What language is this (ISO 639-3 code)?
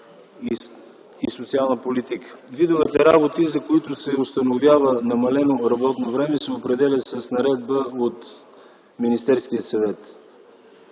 bul